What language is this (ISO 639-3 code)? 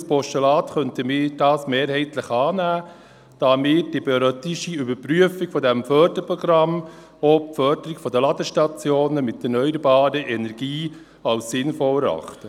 gsw